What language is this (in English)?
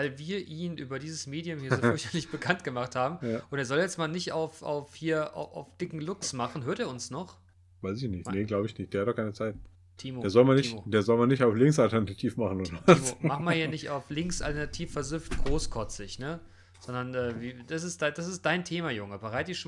German